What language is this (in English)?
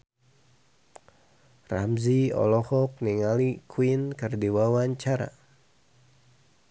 Sundanese